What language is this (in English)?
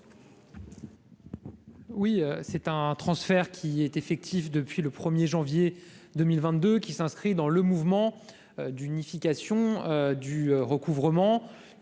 French